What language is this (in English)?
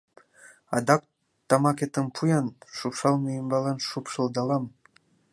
Mari